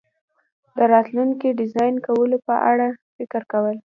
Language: Pashto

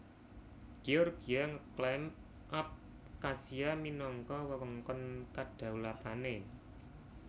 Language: Javanese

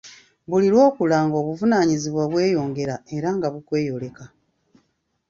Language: Ganda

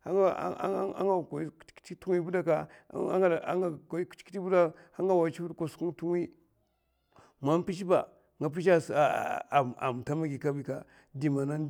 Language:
Mafa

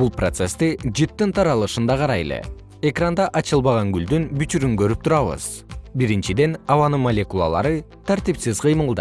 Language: Kyrgyz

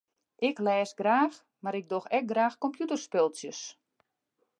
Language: Western Frisian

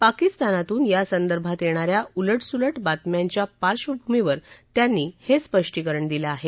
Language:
Marathi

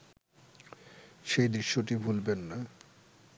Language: Bangla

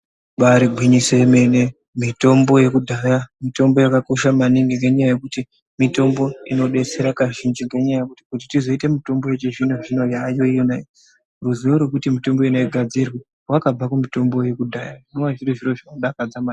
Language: Ndau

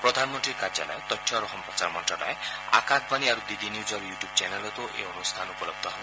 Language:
Assamese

